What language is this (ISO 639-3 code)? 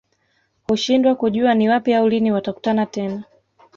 swa